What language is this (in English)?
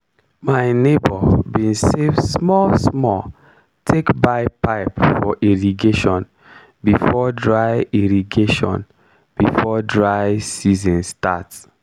Nigerian Pidgin